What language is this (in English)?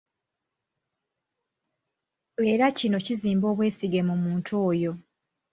Ganda